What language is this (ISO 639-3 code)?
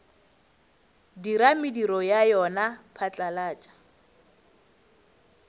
nso